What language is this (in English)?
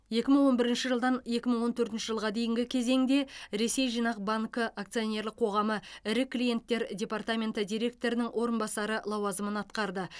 Kazakh